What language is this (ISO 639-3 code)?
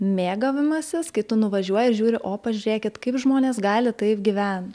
lit